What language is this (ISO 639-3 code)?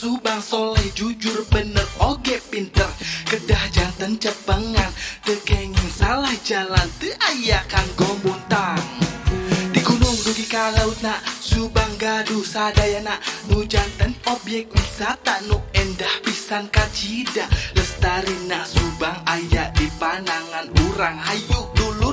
ind